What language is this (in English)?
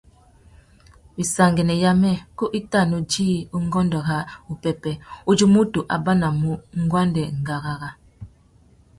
Tuki